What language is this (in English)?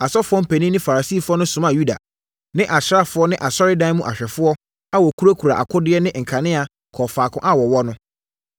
Akan